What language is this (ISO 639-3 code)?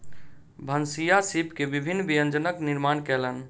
mai